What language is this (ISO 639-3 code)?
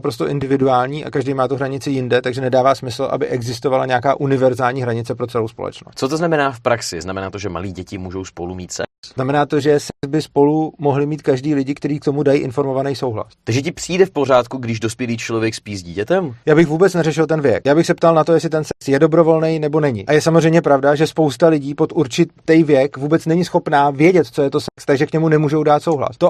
ces